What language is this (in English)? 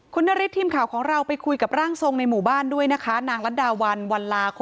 Thai